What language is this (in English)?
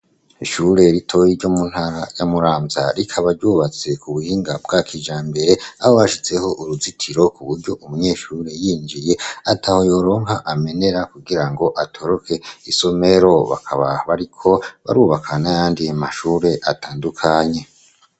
Rundi